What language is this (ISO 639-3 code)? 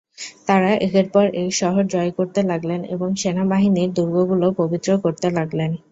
ben